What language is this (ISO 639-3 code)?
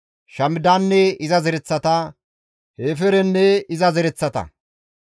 gmv